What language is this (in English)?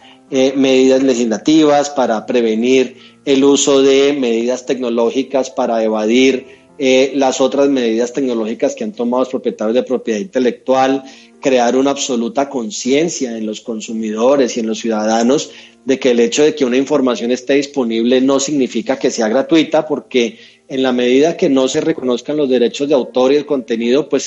Spanish